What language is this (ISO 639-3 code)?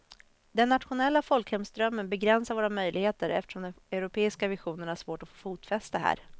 swe